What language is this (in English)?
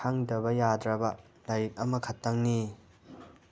Manipuri